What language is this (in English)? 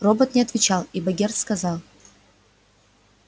Russian